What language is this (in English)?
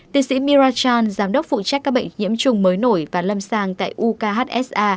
Vietnamese